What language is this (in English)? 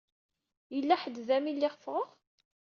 Kabyle